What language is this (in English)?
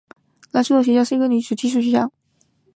Chinese